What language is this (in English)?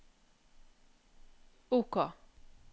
Norwegian